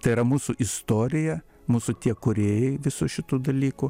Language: Lithuanian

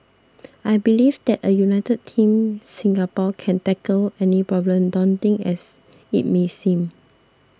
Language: English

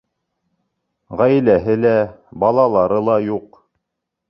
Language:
Bashkir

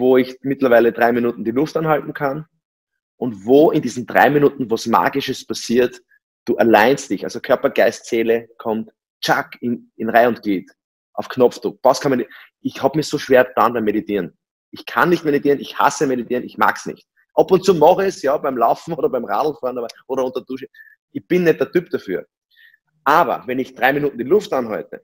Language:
German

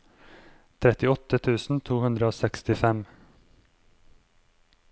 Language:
Norwegian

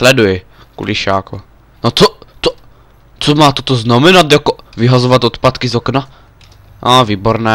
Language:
Czech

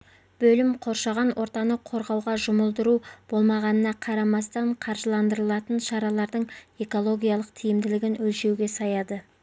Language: Kazakh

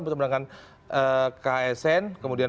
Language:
Indonesian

